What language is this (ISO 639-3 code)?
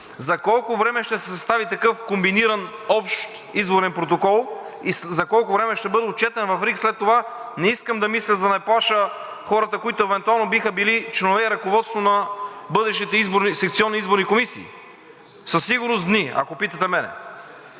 bul